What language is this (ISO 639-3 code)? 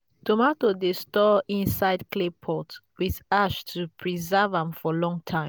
pcm